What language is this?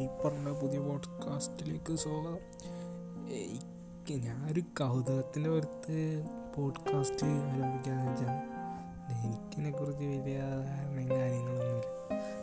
Malayalam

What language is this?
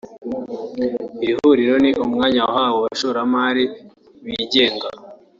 Kinyarwanda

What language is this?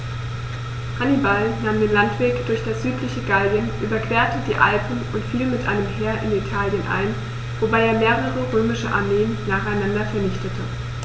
German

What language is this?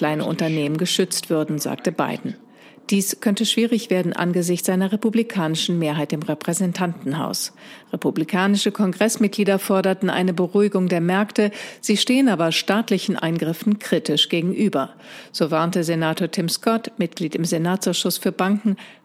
German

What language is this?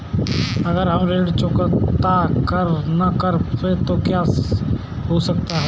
Hindi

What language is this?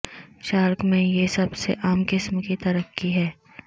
Urdu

